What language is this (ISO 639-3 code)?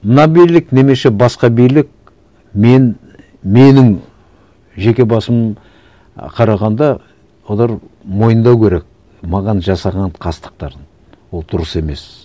kaz